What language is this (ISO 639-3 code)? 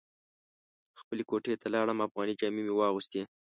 pus